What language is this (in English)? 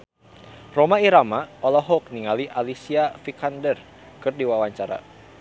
Sundanese